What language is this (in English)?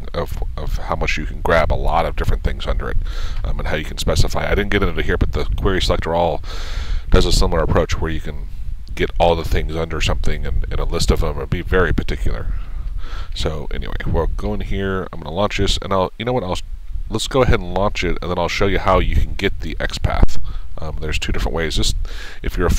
English